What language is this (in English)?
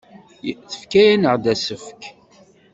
Kabyle